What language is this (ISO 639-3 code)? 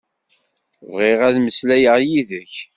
kab